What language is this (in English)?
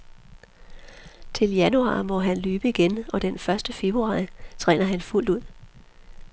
Danish